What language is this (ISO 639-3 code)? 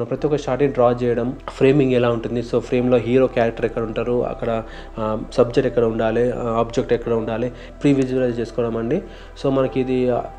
tel